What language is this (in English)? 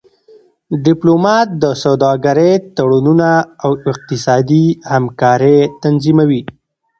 Pashto